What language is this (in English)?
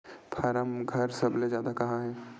Chhattisgarhi